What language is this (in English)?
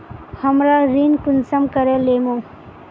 Magahi